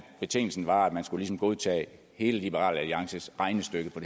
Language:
Danish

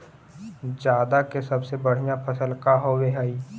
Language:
Magahi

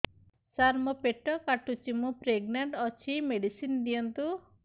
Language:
Odia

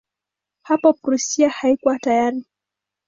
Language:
Swahili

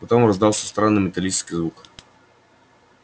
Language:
Russian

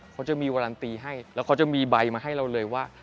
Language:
Thai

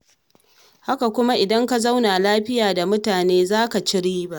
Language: Hausa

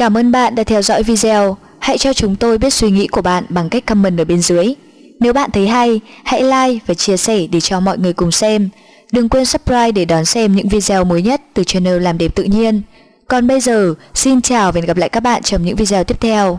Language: Vietnamese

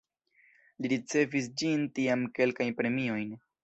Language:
Esperanto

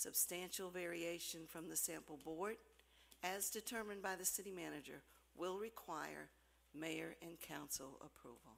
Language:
English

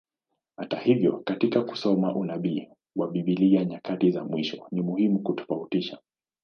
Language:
Swahili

